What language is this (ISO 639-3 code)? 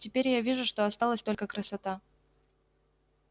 rus